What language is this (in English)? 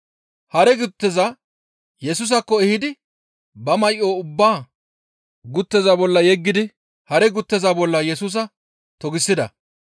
Gamo